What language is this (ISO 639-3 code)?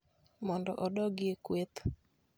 luo